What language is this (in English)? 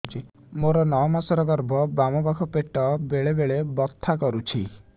Odia